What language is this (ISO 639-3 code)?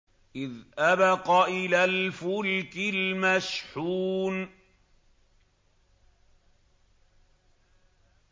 ara